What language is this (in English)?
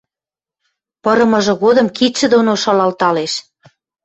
Western Mari